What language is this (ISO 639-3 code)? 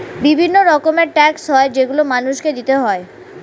ben